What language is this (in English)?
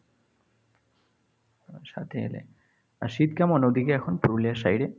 Bangla